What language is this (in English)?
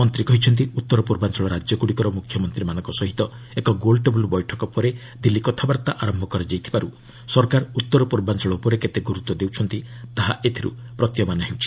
Odia